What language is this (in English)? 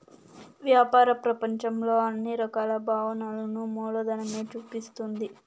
Telugu